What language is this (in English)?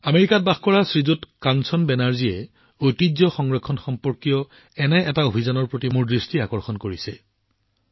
Assamese